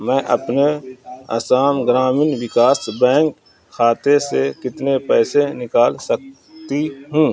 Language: Urdu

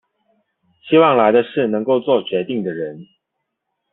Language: Chinese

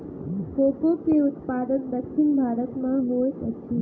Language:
Maithili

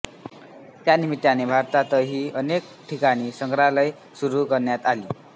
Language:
Marathi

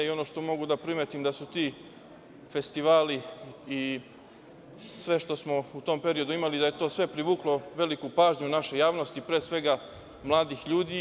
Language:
Serbian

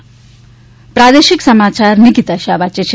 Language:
Gujarati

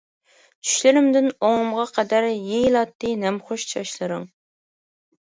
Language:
Uyghur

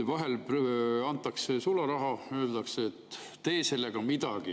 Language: Estonian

